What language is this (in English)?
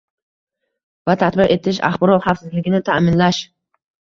Uzbek